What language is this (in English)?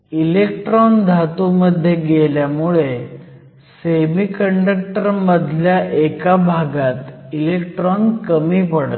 Marathi